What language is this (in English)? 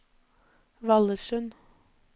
Norwegian